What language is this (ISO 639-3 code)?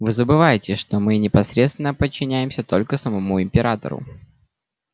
rus